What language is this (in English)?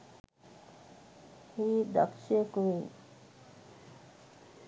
Sinhala